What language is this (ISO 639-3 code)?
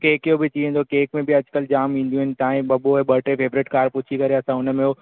snd